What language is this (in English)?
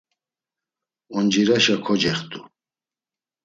Laz